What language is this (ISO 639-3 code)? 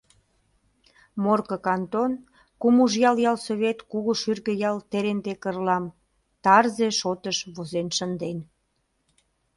chm